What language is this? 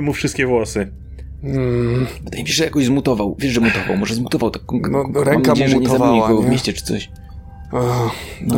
Polish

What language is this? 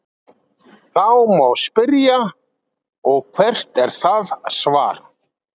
Icelandic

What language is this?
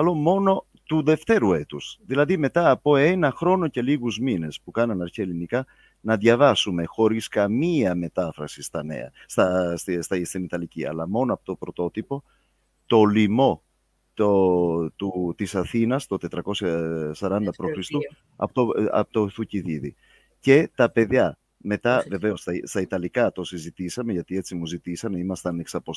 Greek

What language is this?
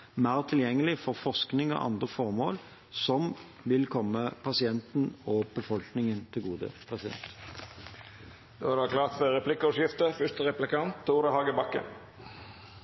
Norwegian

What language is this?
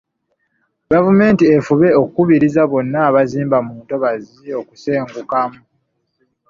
Ganda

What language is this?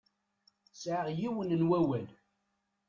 Kabyle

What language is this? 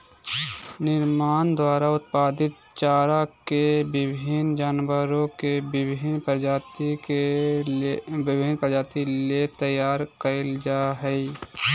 Magahi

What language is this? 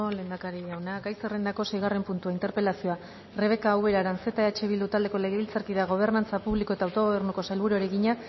Basque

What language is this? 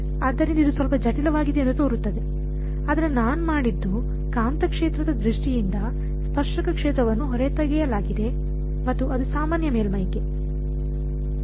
Kannada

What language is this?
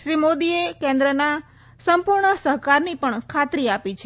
Gujarati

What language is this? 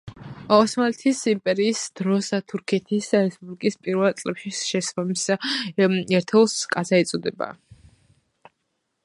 Georgian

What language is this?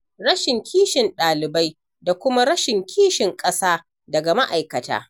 Hausa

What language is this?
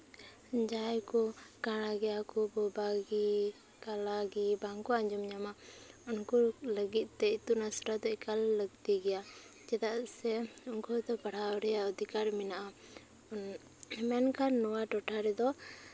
Santali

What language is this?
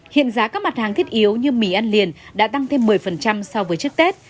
Vietnamese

